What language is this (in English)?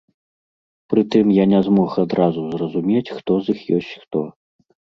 Belarusian